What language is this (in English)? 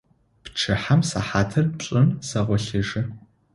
Adyghe